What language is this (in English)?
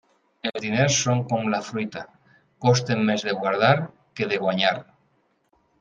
Catalan